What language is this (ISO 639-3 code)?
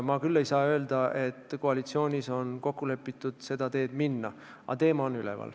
est